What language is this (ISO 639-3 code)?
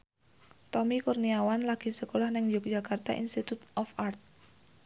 jav